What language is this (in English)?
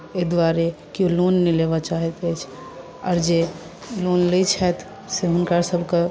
Maithili